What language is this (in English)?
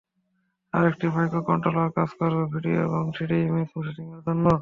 Bangla